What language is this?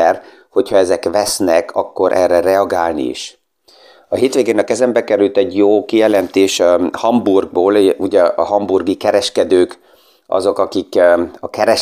Hungarian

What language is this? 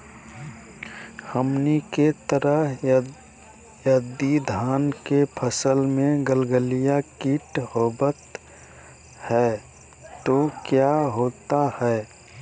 Magahi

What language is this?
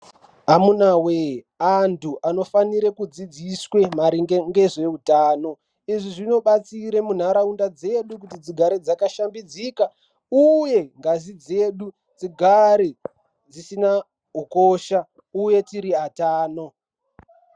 Ndau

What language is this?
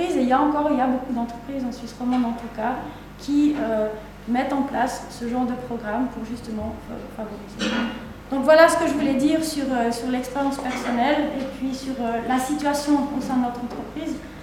French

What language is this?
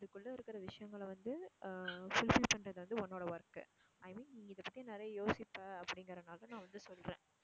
Tamil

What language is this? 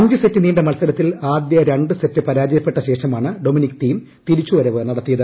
Malayalam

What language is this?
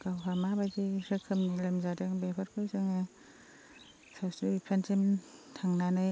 Bodo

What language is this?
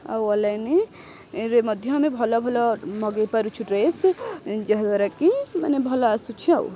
Odia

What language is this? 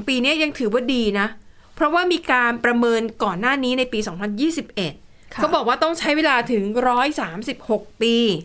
Thai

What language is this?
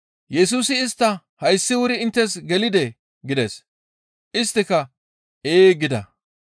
Gamo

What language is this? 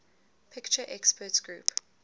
English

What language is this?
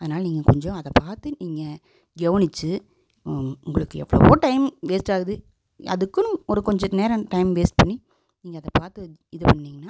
Tamil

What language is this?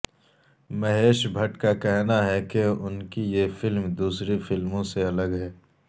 Urdu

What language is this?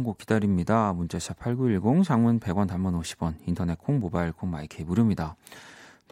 Korean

